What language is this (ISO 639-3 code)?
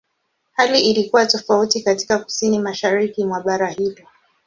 swa